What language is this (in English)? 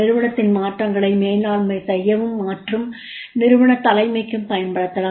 Tamil